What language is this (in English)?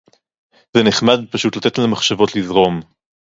Hebrew